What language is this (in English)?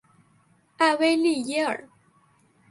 Chinese